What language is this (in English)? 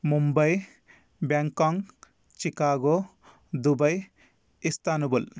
Sanskrit